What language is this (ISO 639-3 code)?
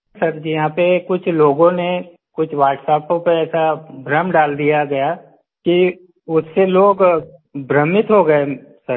hin